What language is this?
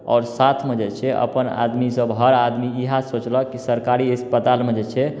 Maithili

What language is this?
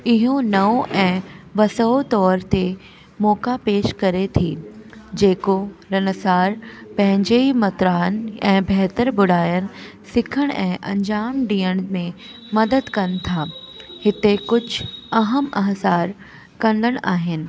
Sindhi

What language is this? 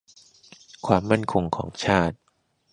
Thai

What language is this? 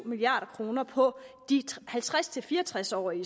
Danish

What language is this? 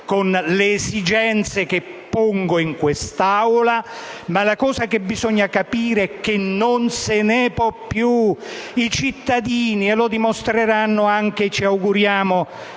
Italian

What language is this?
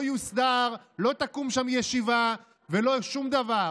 Hebrew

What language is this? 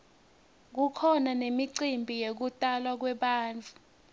Swati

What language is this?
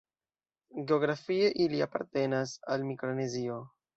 Esperanto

